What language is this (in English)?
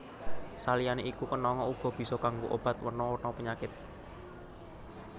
Javanese